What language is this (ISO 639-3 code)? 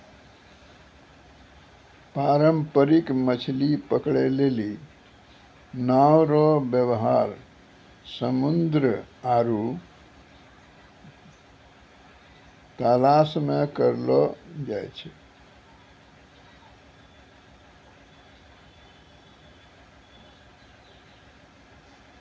mai